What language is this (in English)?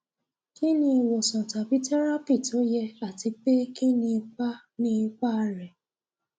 Yoruba